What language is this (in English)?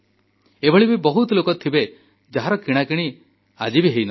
Odia